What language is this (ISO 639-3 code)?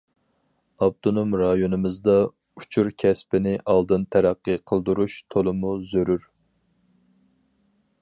uig